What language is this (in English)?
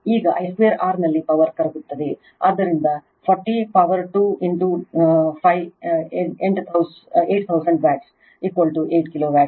Kannada